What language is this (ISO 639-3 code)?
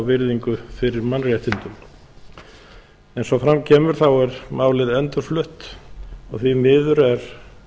isl